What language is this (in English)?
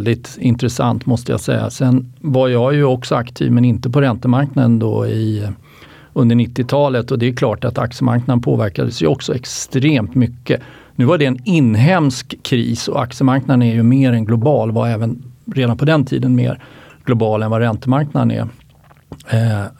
Swedish